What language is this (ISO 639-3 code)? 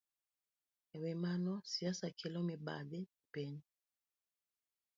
luo